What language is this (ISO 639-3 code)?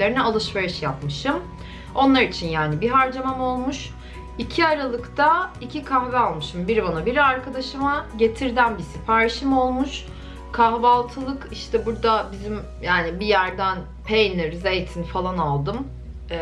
tur